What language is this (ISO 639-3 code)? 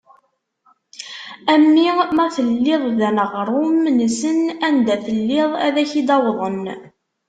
kab